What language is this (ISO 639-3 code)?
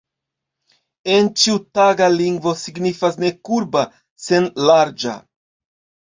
epo